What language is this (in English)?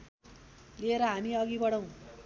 Nepali